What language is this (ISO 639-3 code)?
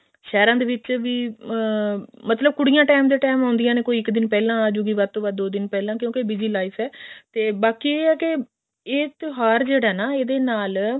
pan